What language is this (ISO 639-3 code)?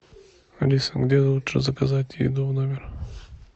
rus